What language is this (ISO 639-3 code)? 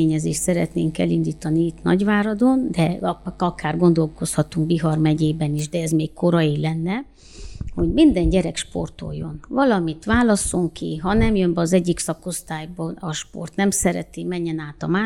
hun